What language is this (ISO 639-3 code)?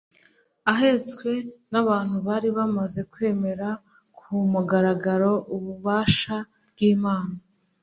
kin